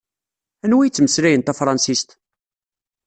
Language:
Kabyle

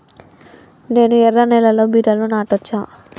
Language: Telugu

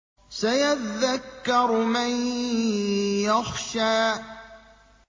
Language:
Arabic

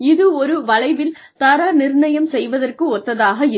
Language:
Tamil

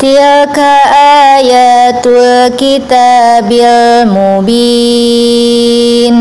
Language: Indonesian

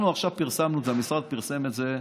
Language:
Hebrew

